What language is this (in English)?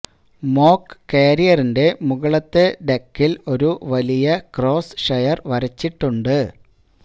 Malayalam